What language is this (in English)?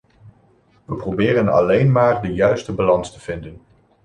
Dutch